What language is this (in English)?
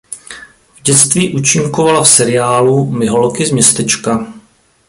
Czech